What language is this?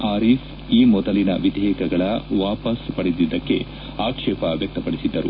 Kannada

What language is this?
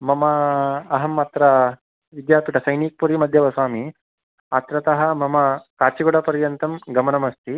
Sanskrit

